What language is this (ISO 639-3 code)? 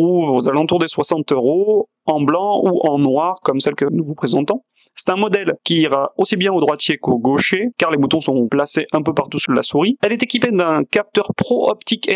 fra